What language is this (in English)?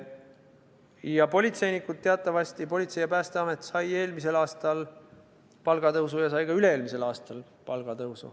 Estonian